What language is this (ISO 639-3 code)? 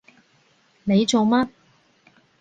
yue